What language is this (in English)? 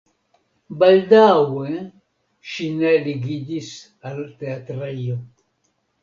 Esperanto